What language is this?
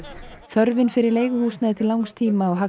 Icelandic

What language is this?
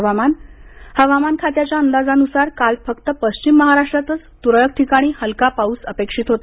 Marathi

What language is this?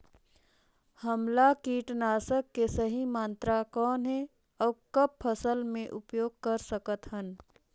Chhattisgarhi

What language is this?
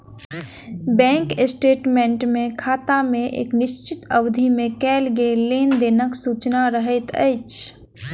Maithili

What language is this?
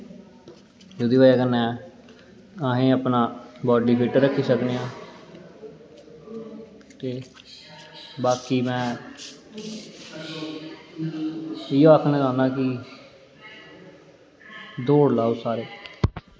Dogri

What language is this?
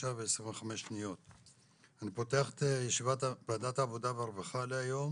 Hebrew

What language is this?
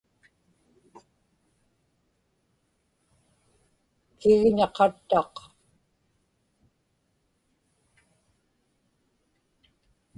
Inupiaq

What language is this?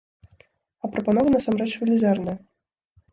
Belarusian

